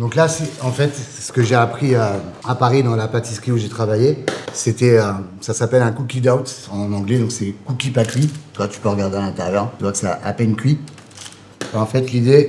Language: French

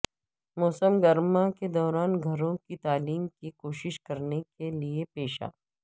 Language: Urdu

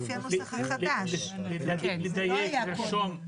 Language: Hebrew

